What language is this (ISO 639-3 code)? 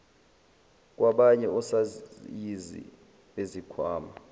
zul